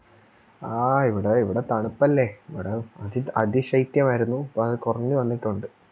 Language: Malayalam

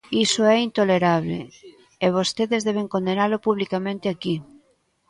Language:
Galician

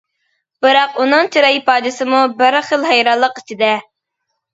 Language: Uyghur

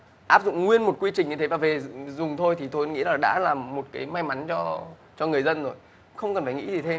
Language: Vietnamese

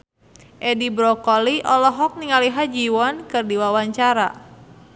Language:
Sundanese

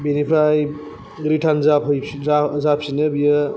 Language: Bodo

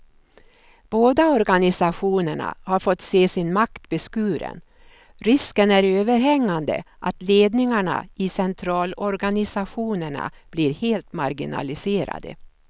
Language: Swedish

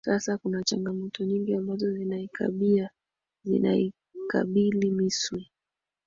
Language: Swahili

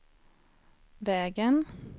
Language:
Swedish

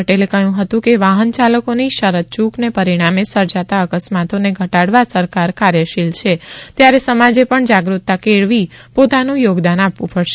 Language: Gujarati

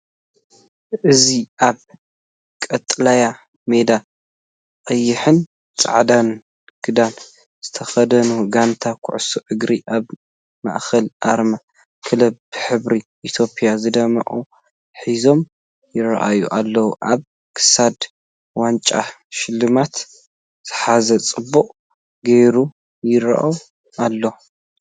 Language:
Tigrinya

